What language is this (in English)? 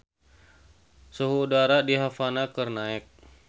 Sundanese